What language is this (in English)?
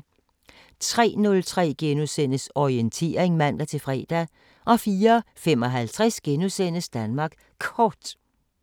Danish